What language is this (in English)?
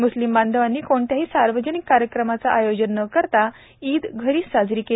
Marathi